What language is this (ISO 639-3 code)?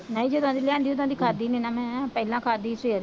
pan